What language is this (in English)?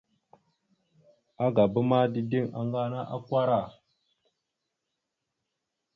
Mada (Cameroon)